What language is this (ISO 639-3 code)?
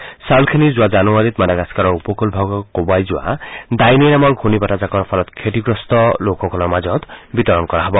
asm